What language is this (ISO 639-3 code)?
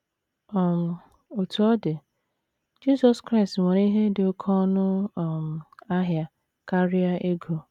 ibo